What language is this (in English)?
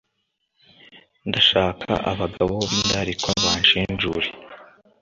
Kinyarwanda